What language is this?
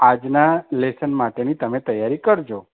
Gujarati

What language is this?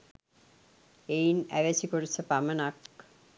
Sinhala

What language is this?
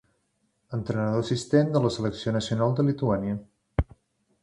Catalan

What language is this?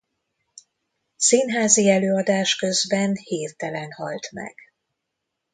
Hungarian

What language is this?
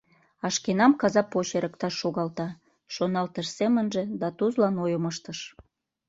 Mari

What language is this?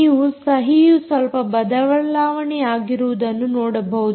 Kannada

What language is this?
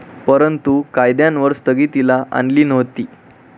Marathi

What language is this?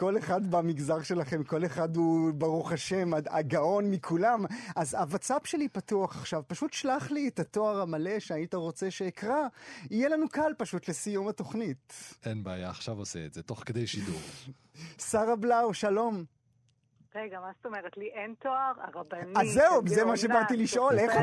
Hebrew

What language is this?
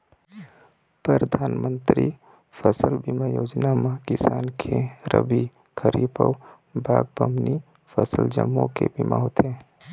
Chhattisgarhi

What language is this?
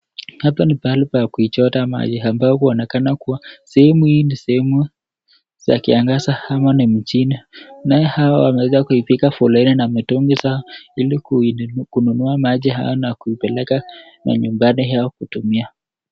Swahili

